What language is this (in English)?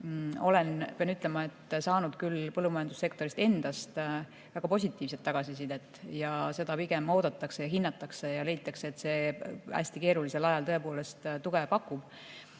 Estonian